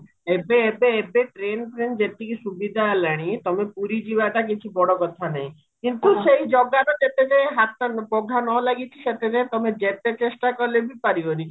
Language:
Odia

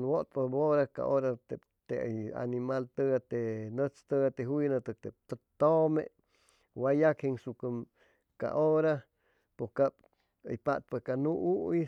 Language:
Chimalapa Zoque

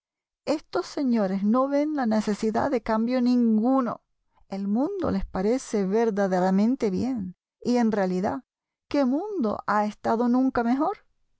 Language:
Spanish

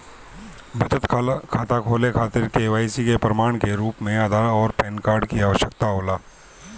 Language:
Bhojpuri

